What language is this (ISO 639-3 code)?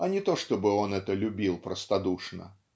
rus